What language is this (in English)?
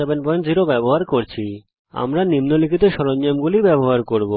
Bangla